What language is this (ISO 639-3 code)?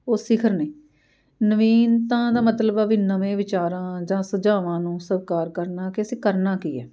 pan